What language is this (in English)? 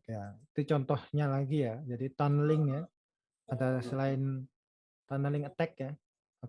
Indonesian